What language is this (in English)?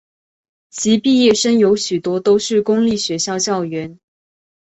Chinese